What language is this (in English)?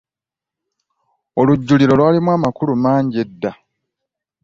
Ganda